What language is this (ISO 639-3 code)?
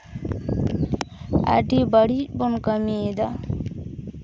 sat